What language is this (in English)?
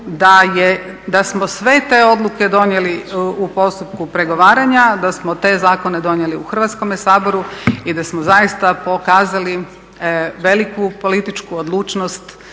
Croatian